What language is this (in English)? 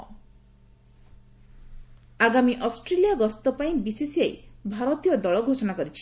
Odia